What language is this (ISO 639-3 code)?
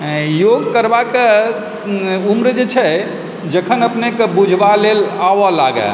mai